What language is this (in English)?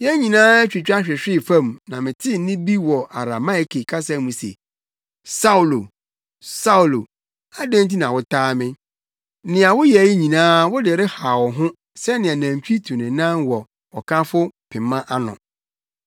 Akan